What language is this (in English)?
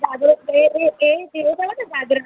Sindhi